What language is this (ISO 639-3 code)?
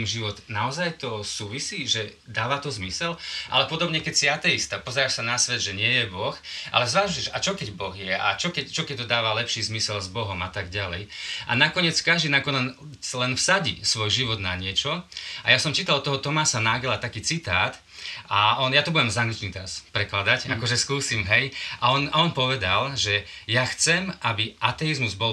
slk